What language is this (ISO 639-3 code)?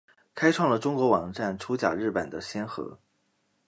zho